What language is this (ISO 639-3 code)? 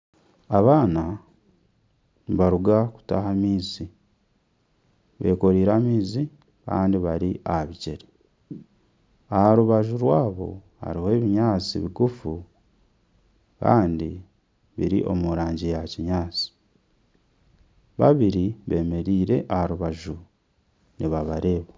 nyn